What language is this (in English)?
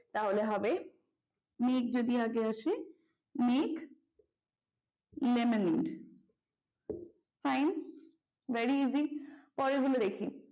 Bangla